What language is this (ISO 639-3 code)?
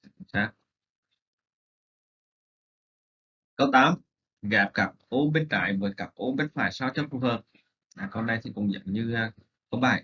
vie